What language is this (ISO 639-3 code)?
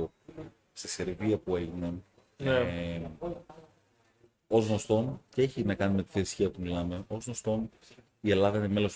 ell